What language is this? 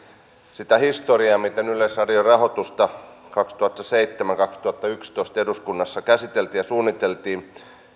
Finnish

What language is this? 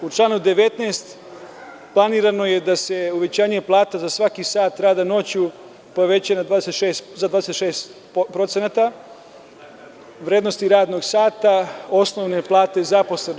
Serbian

